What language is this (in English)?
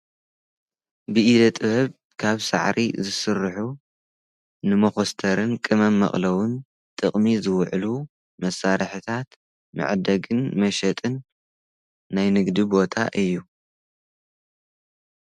Tigrinya